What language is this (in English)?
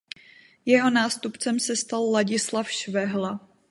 Czech